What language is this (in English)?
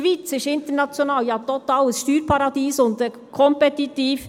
Swiss German